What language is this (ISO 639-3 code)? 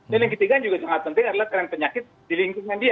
ind